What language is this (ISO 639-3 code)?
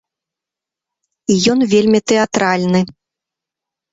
bel